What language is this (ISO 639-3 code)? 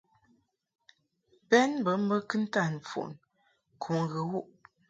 mhk